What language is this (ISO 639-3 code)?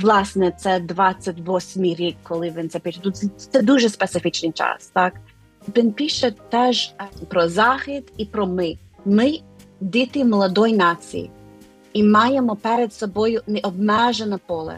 ukr